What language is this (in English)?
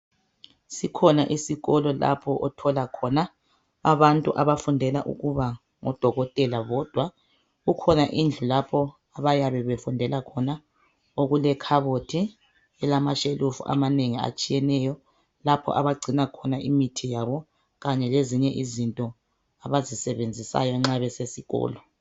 North Ndebele